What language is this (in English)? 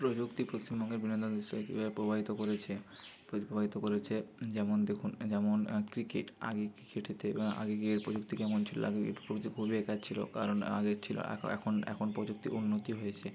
Bangla